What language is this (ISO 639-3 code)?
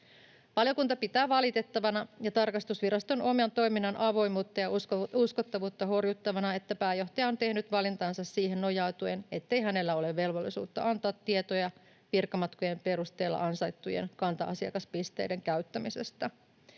fin